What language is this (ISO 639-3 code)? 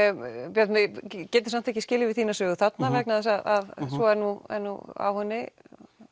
isl